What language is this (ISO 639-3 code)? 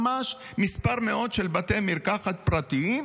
heb